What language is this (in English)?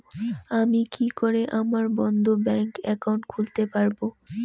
Bangla